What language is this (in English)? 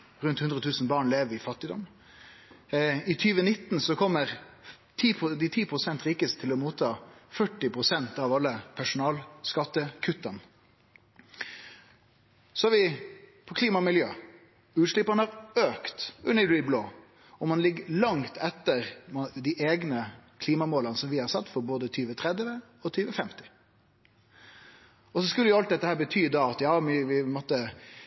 Norwegian Nynorsk